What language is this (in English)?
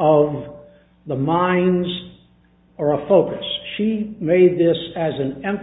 English